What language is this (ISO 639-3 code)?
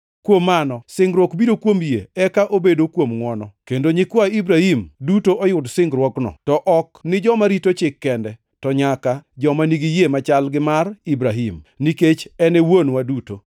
luo